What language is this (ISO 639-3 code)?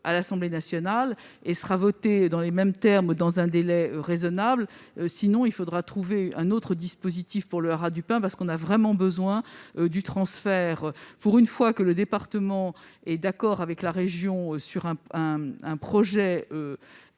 fra